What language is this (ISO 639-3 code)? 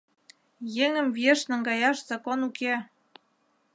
chm